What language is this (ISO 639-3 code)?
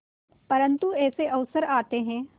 hin